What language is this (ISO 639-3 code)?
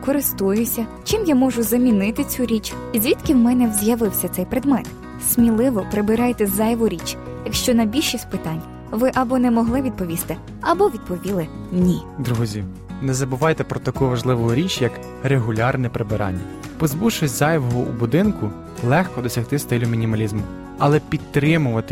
ukr